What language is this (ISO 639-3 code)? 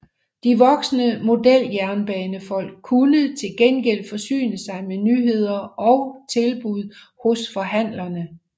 dan